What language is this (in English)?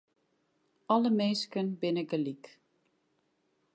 Western Frisian